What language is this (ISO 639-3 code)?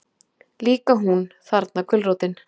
isl